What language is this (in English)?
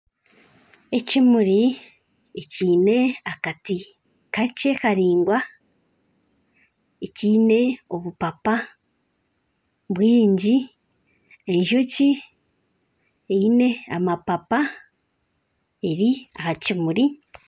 Nyankole